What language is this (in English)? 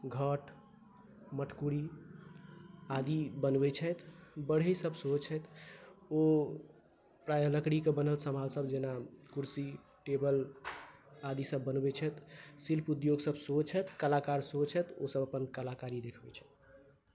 Maithili